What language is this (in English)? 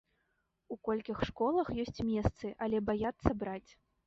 Belarusian